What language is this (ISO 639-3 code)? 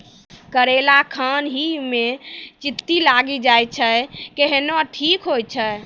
mai